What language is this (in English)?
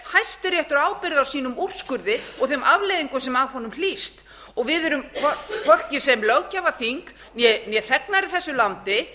Icelandic